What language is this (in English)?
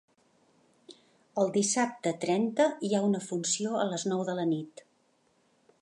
Catalan